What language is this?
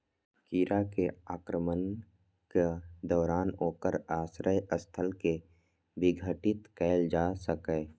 Maithili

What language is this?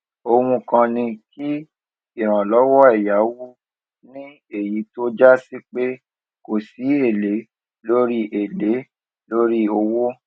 Yoruba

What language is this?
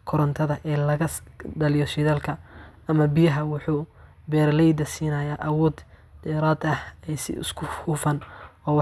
Somali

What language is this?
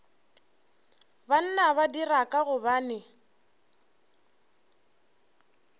Northern Sotho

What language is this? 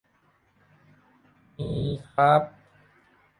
Thai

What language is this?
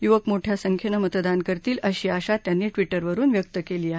Marathi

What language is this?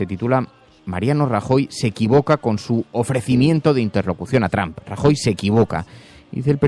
Spanish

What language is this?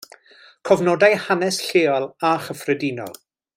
Welsh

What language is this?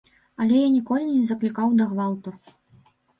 Belarusian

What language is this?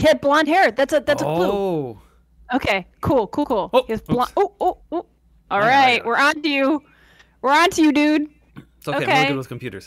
English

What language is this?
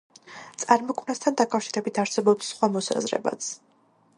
Georgian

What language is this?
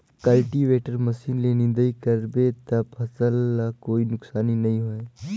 Chhattisgarhi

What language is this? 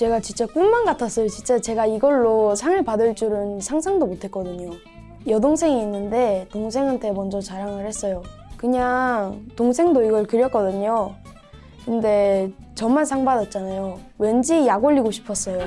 Korean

